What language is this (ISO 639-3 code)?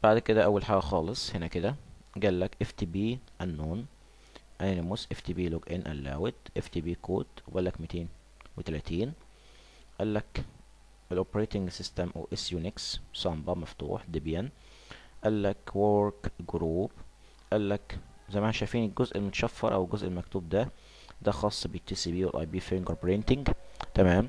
ara